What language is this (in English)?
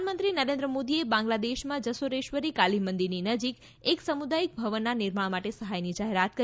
Gujarati